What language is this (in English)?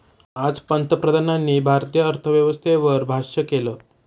Marathi